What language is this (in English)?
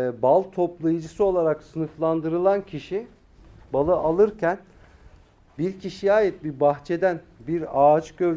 Turkish